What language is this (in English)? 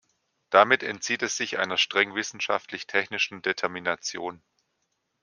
German